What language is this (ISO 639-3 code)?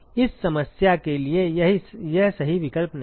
hin